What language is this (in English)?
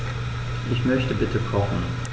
German